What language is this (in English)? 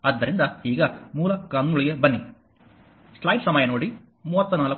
Kannada